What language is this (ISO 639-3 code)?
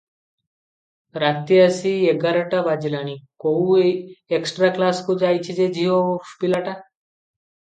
ori